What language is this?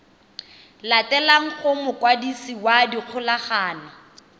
Tswana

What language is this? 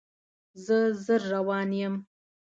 Pashto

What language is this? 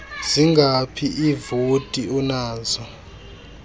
Xhosa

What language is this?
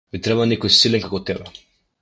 Macedonian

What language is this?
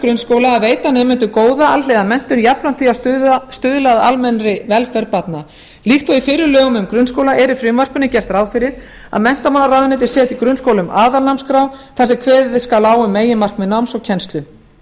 Icelandic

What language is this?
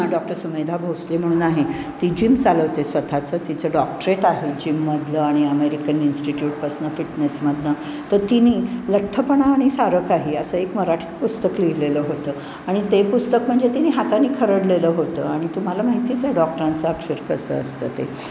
Marathi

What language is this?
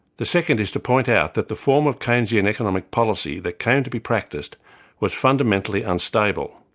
English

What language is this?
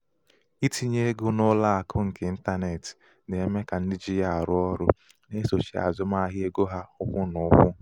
Igbo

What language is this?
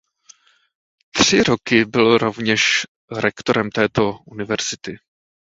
Czech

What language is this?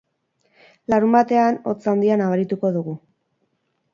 Basque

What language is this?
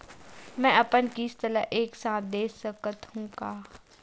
Chhattisgarhi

